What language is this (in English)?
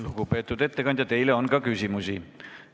Estonian